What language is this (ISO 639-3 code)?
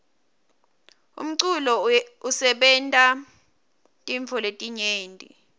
ssw